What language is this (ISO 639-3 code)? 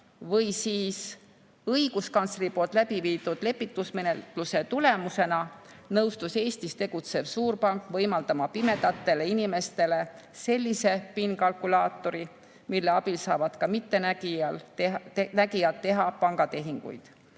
est